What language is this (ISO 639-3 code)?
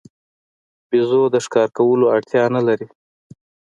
pus